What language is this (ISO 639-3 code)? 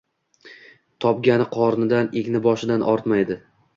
uzb